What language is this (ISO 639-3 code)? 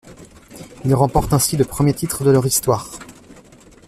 fra